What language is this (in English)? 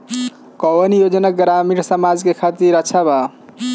Bhojpuri